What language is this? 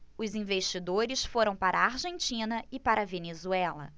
Portuguese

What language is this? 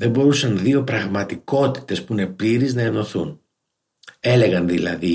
Greek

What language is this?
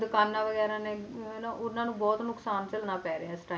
Punjabi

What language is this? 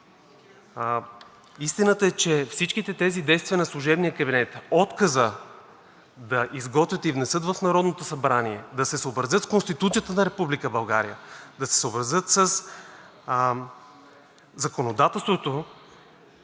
Bulgarian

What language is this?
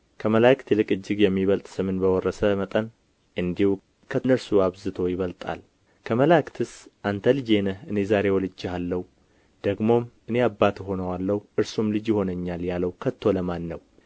Amharic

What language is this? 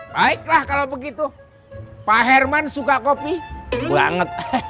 Indonesian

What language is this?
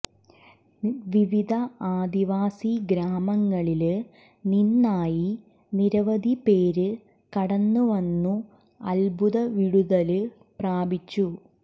Malayalam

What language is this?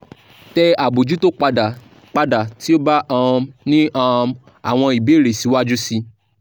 Yoruba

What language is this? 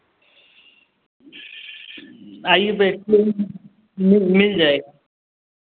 Hindi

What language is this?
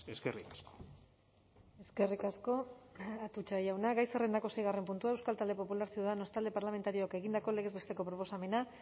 Basque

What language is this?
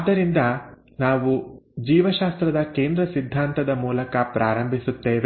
Kannada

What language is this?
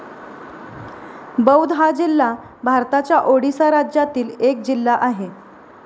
Marathi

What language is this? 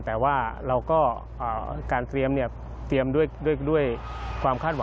Thai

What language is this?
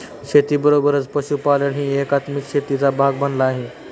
Marathi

